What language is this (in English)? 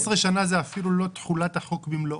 Hebrew